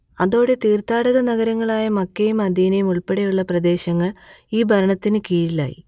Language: Malayalam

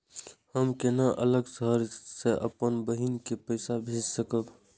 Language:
Maithili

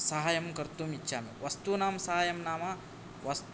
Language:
Sanskrit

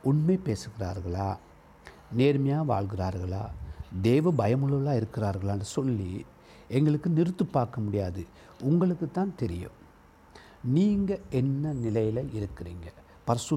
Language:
Tamil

